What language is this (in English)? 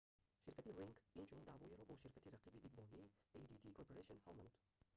Tajik